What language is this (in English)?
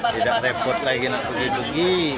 Indonesian